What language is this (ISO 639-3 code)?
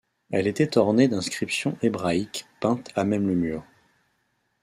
fra